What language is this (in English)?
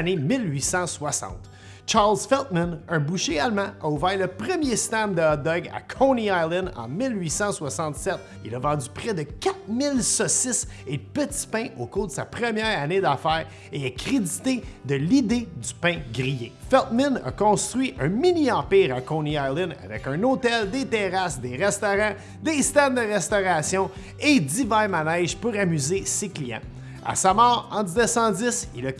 French